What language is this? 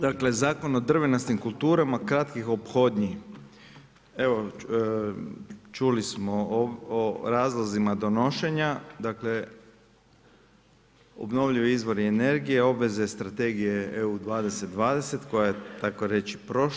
Croatian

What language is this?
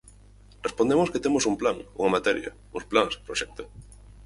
Galician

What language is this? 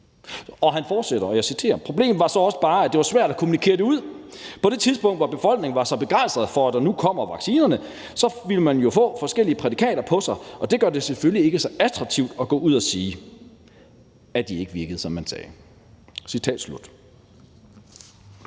Danish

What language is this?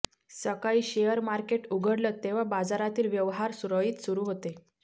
Marathi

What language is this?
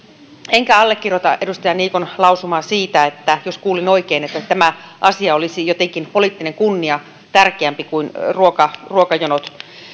Finnish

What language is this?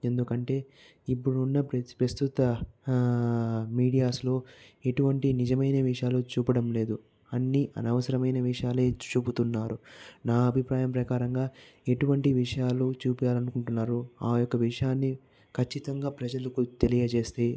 Telugu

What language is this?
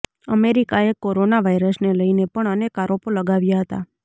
Gujarati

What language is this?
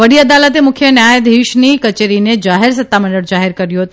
Gujarati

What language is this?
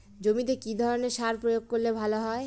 Bangla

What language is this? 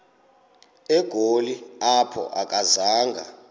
Xhosa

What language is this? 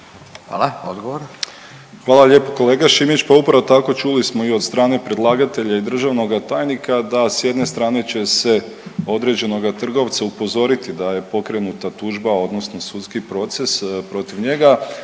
Croatian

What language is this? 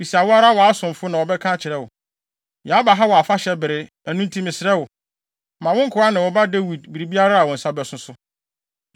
Akan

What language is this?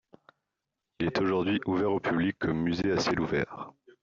French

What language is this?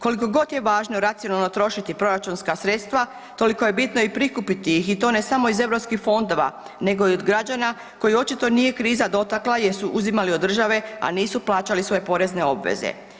Croatian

